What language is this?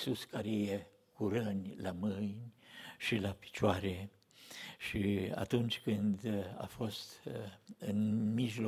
Romanian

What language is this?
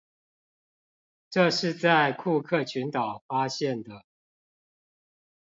Chinese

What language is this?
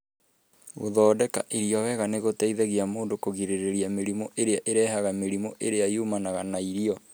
Kikuyu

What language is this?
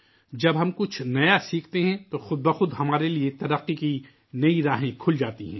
Urdu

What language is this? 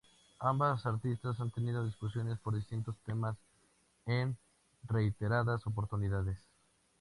Spanish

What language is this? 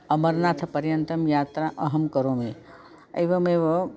Sanskrit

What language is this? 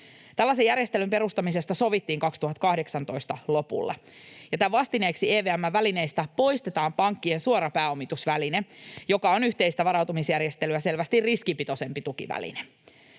Finnish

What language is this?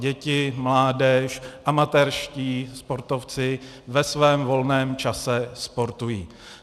Czech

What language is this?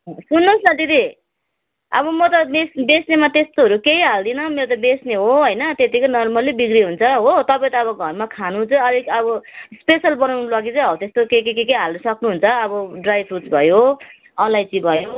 Nepali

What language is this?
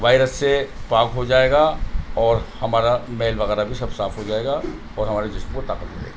Urdu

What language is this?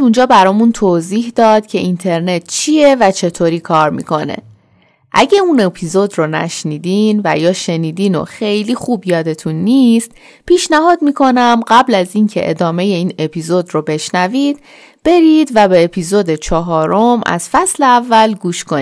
Persian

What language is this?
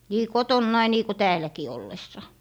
Finnish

